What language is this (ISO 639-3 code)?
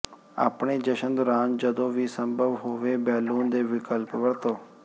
pan